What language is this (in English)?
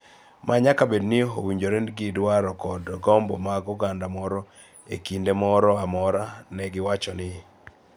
Luo (Kenya and Tanzania)